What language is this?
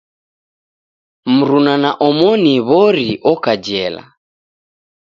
Taita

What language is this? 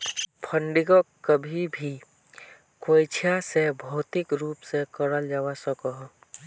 Magahi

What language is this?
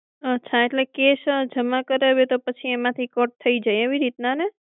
Gujarati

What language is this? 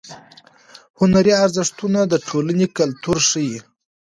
Pashto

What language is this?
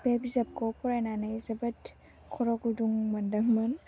Bodo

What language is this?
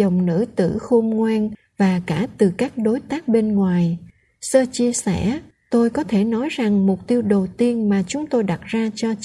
Vietnamese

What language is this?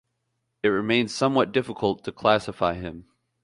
English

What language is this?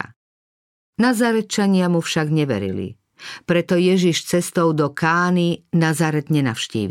Slovak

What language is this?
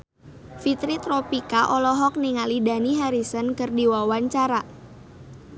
Sundanese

